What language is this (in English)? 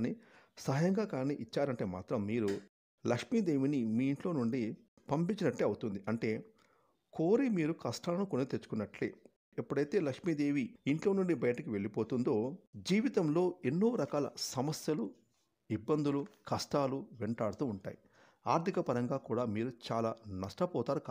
Telugu